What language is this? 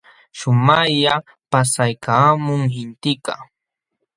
Jauja Wanca Quechua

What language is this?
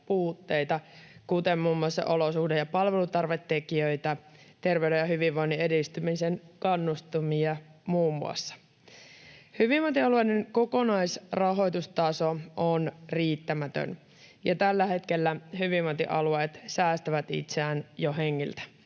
Finnish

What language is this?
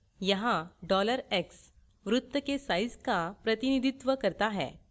Hindi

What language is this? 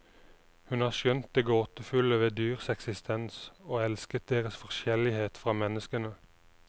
Norwegian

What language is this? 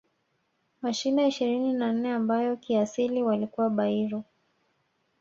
Swahili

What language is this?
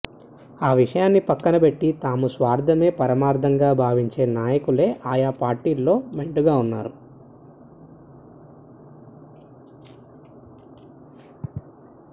Telugu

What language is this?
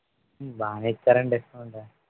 Telugu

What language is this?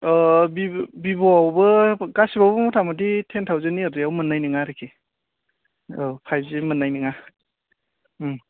Bodo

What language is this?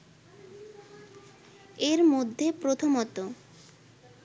Bangla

